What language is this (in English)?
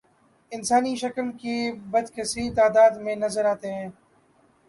Urdu